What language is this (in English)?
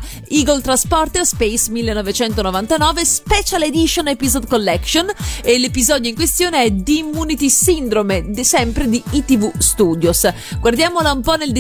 Italian